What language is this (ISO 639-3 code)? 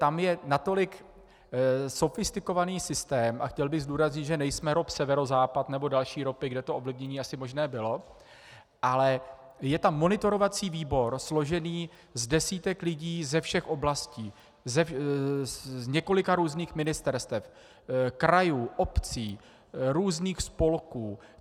ces